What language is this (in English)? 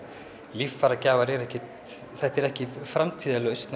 Icelandic